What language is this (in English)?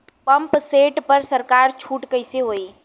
Bhojpuri